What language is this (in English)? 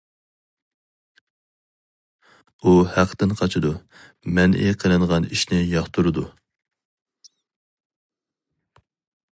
Uyghur